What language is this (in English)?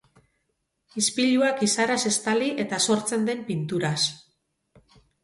Basque